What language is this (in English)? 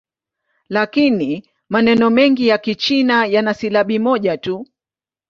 Swahili